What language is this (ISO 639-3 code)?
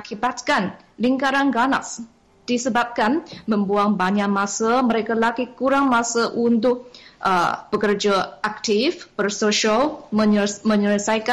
msa